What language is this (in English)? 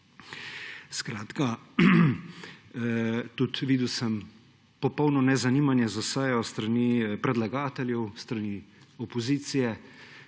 Slovenian